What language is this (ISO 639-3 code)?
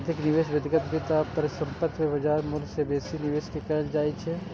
mai